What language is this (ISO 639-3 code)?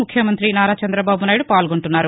tel